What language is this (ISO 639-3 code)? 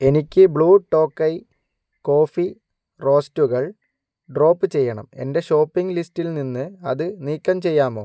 mal